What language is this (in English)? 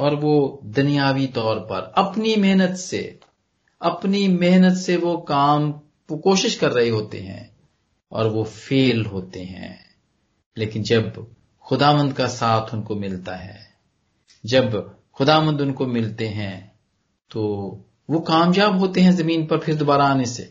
Punjabi